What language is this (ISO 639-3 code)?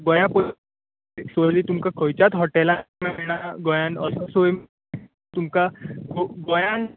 kok